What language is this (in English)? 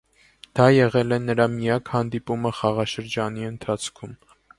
Armenian